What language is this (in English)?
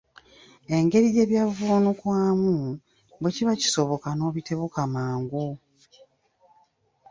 Ganda